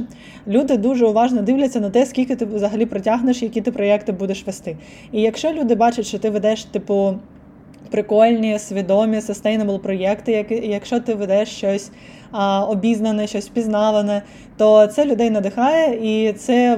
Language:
Ukrainian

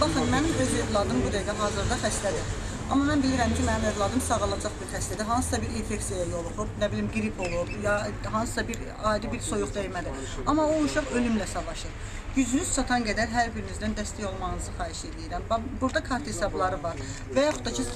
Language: Turkish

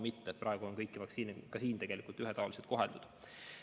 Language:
Estonian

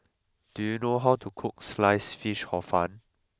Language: English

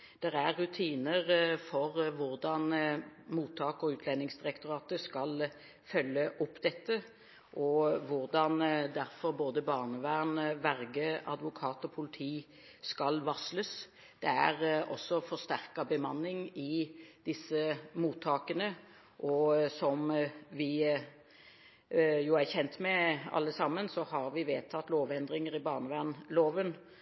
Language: Norwegian Bokmål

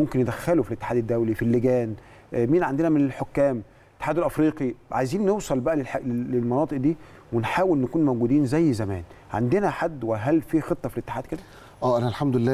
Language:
Arabic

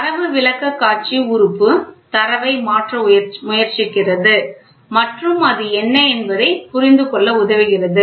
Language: Tamil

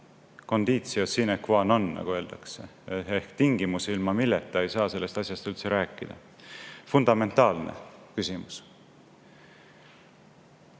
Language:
Estonian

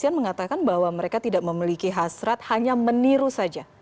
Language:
Indonesian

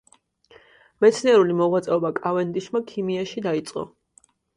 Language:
Georgian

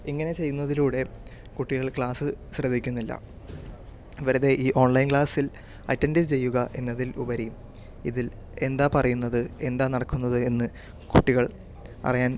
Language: Malayalam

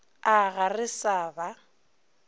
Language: Northern Sotho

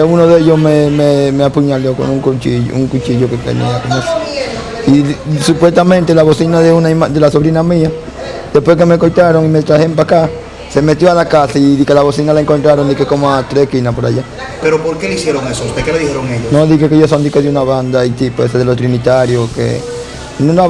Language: Spanish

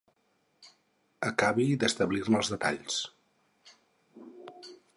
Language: Catalan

